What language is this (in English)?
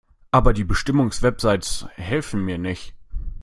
German